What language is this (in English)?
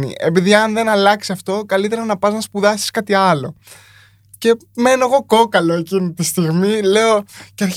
Greek